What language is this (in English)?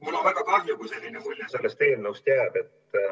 Estonian